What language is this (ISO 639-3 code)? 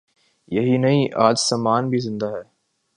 urd